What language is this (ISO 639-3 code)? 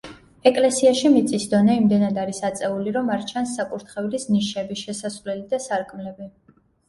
kat